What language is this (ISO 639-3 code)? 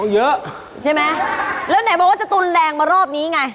tha